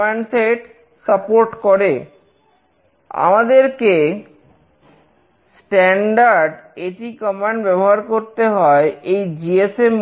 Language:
Bangla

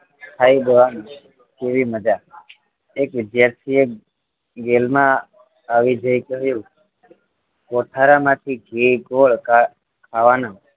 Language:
Gujarati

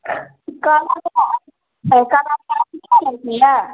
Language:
Maithili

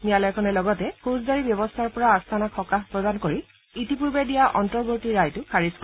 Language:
Assamese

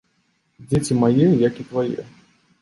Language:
Belarusian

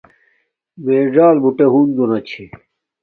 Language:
Domaaki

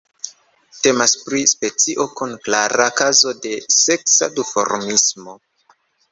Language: Esperanto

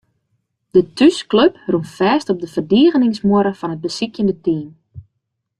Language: Western Frisian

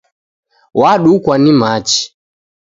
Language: Taita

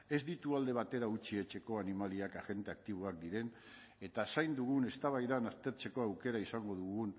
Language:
Basque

